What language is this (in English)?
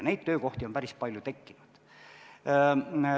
Estonian